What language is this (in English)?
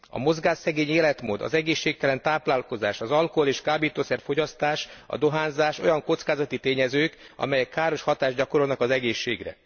Hungarian